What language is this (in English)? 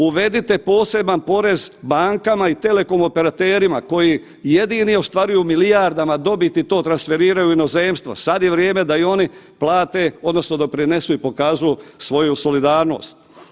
Croatian